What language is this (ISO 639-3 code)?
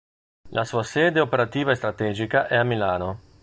ita